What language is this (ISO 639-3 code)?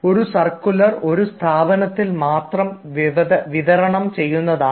mal